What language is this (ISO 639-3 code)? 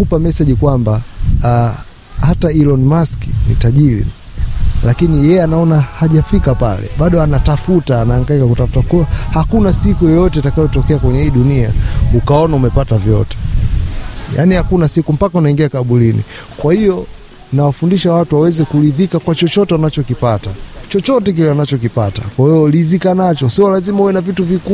swa